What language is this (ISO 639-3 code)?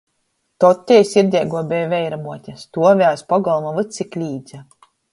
ltg